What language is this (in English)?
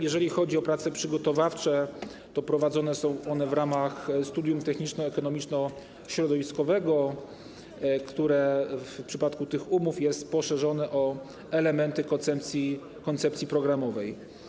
Polish